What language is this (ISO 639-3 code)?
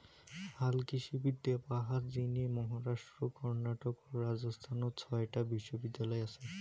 ben